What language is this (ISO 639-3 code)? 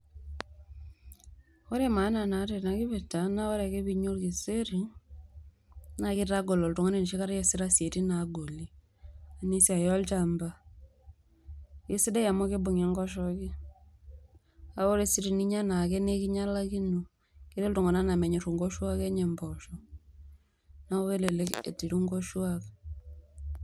mas